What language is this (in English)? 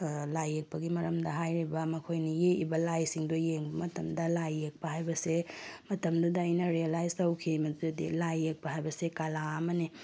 Manipuri